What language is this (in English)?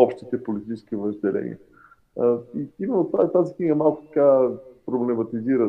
Bulgarian